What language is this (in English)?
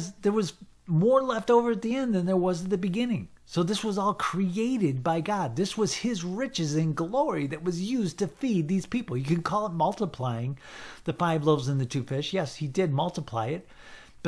English